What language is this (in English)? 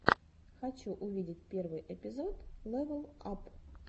Russian